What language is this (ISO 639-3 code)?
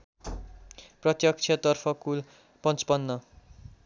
nep